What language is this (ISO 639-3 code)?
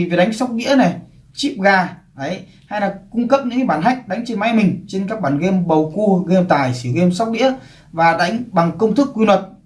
vie